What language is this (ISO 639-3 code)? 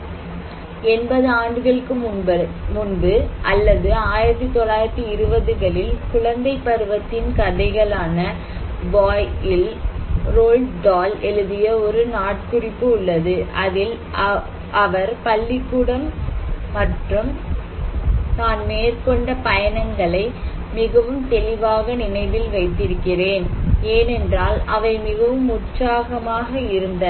tam